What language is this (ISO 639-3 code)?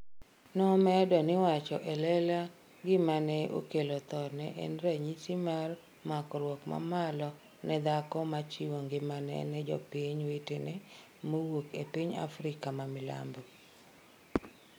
luo